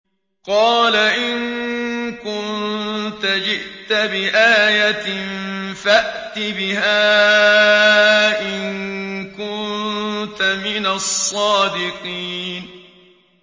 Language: Arabic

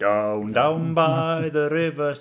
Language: English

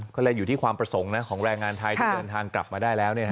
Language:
Thai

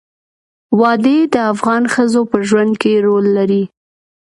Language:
Pashto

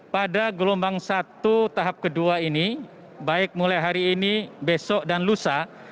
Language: Indonesian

